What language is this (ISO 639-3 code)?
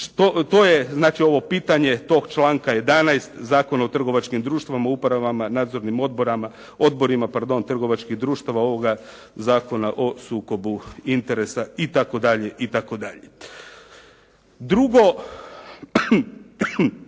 hrv